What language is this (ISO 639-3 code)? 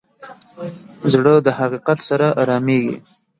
pus